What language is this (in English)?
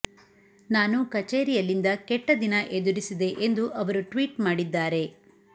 Kannada